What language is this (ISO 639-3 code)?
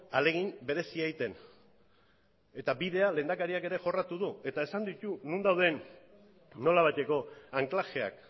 eus